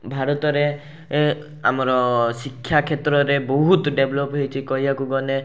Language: Odia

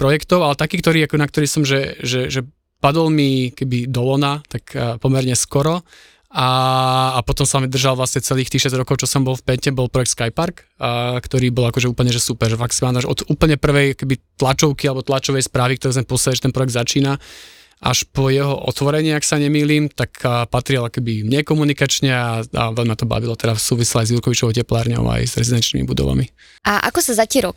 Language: Slovak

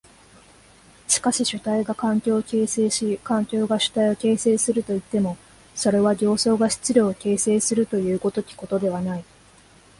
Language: Japanese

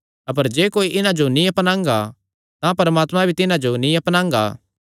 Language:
Kangri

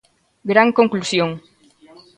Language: Galician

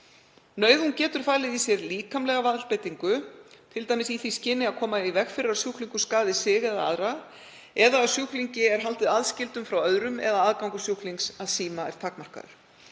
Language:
Icelandic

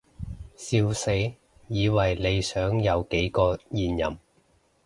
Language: Cantonese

